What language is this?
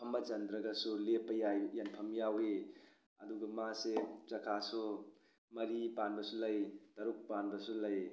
Manipuri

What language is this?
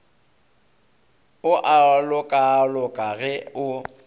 Northern Sotho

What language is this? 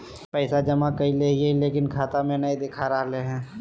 Magahi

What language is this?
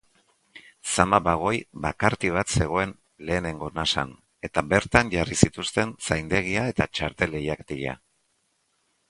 Basque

